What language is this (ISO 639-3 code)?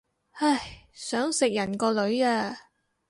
yue